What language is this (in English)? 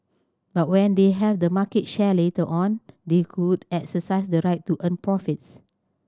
English